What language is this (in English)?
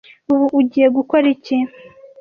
Kinyarwanda